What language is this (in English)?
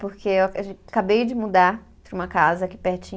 Portuguese